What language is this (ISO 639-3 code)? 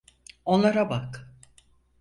tur